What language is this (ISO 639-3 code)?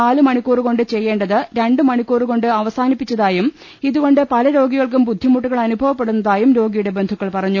mal